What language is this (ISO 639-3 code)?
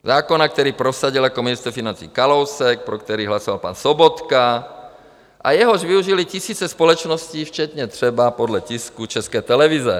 ces